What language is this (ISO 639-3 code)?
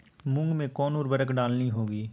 mag